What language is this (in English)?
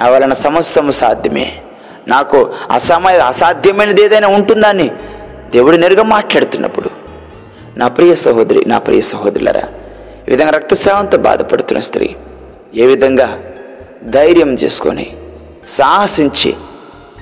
Telugu